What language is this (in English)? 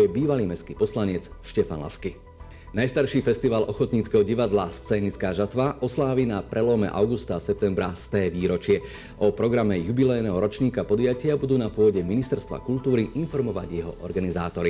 Slovak